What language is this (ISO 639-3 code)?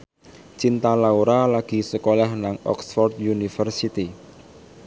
jav